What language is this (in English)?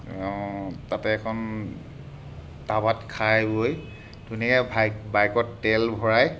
Assamese